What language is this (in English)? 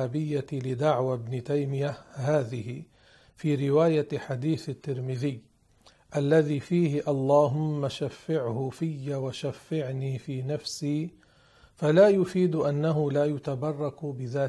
Arabic